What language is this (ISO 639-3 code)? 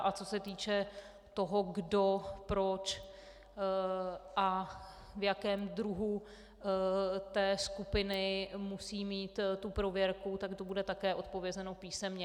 ces